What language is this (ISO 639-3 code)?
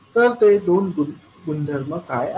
mar